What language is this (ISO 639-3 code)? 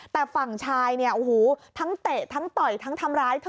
tha